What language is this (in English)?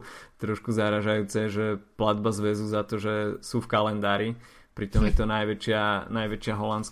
Slovak